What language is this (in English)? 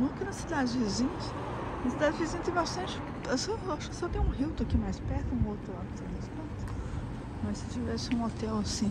Portuguese